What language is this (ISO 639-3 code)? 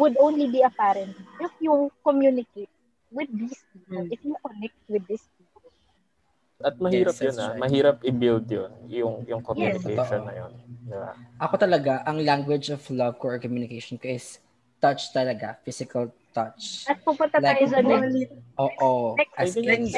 fil